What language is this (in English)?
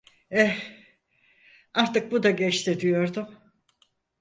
Turkish